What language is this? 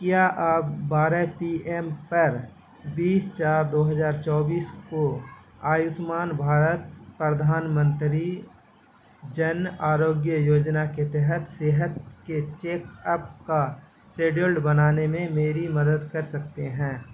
Urdu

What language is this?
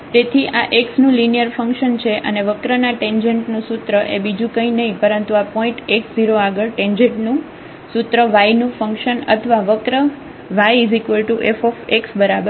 Gujarati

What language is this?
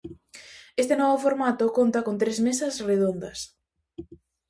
Galician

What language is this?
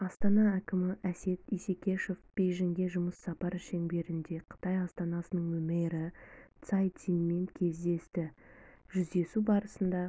Kazakh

